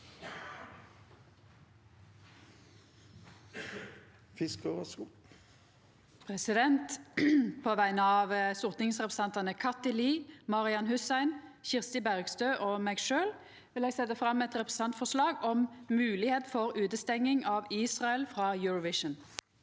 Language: Norwegian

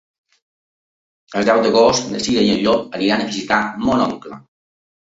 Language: Catalan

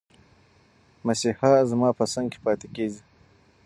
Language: Pashto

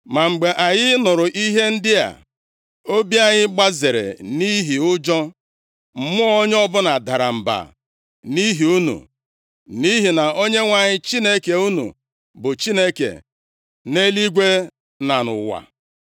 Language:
Igbo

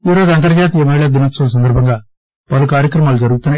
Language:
Telugu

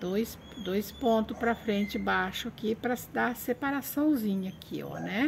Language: Portuguese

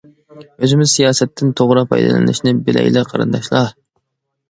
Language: Uyghur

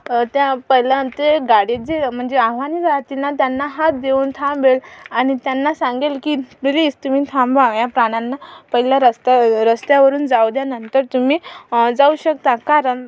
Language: Marathi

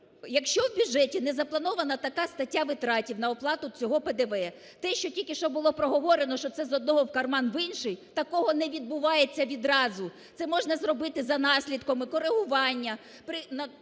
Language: Ukrainian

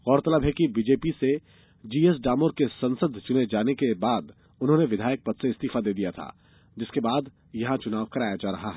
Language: Hindi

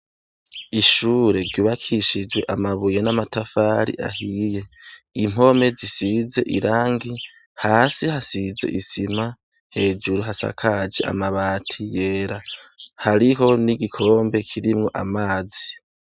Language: Rundi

